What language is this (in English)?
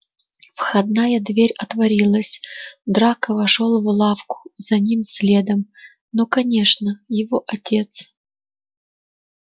Russian